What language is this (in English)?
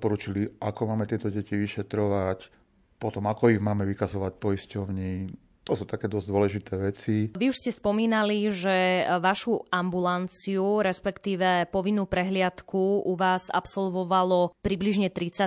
Slovak